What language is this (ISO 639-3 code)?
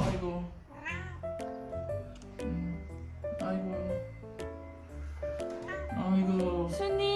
kor